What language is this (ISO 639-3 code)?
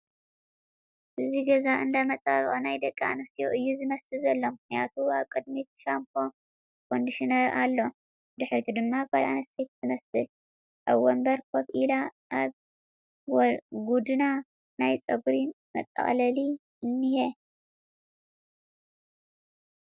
tir